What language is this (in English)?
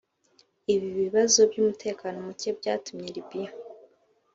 Kinyarwanda